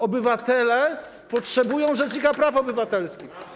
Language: Polish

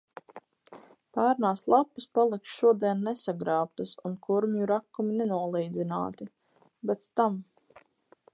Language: Latvian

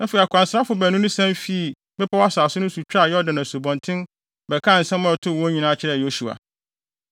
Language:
Akan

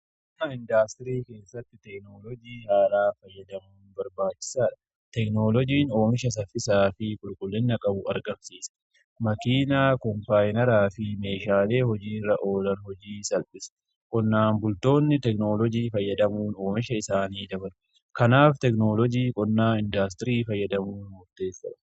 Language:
Oromo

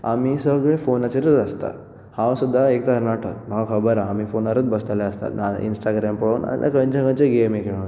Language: Konkani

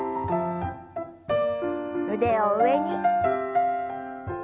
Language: Japanese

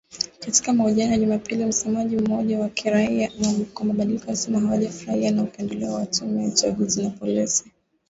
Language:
Swahili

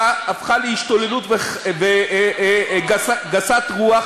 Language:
Hebrew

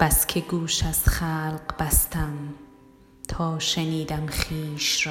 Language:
Persian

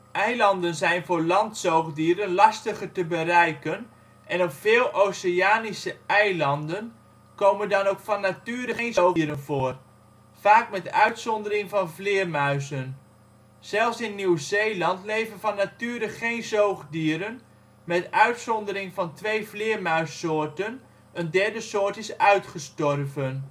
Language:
Dutch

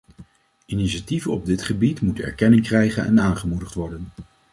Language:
Dutch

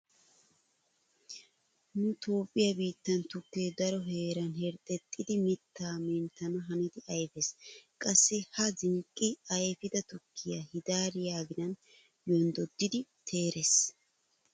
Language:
Wolaytta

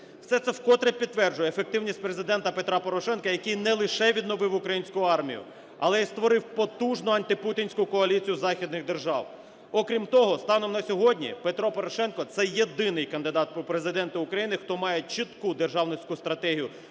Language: Ukrainian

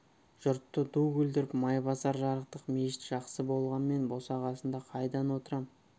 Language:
Kazakh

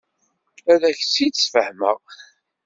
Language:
Kabyle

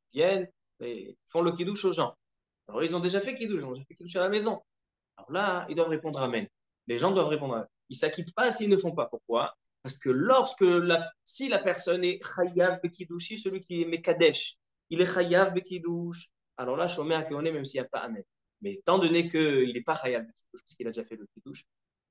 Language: French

